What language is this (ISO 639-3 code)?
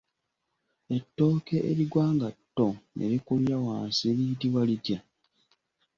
lug